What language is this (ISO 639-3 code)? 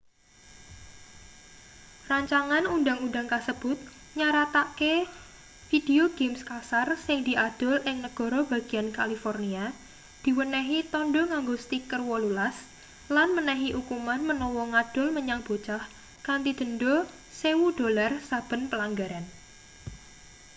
jav